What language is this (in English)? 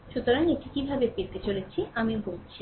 Bangla